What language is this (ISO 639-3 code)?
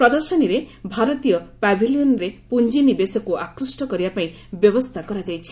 ori